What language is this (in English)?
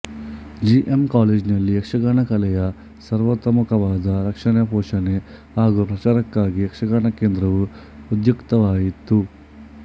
Kannada